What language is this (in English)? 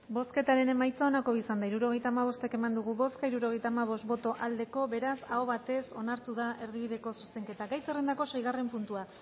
Basque